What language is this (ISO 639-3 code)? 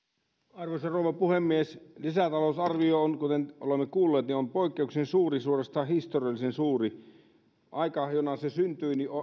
fin